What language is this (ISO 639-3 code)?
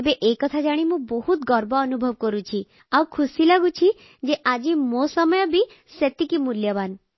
ori